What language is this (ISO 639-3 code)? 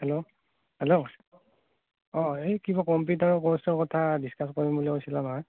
asm